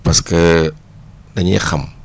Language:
Wolof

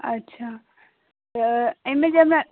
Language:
Maithili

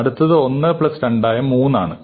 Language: Malayalam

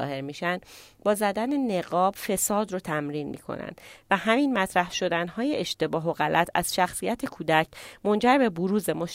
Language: Persian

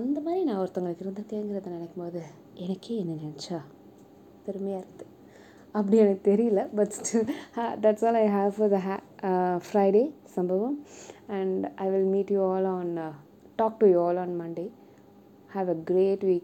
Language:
Tamil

